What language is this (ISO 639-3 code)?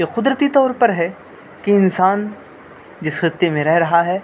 urd